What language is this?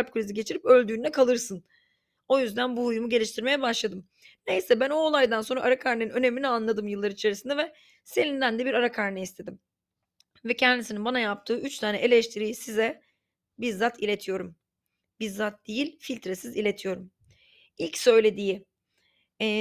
Turkish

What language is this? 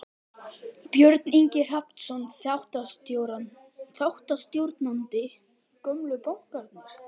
Icelandic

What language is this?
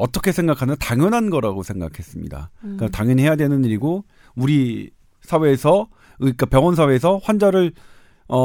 Korean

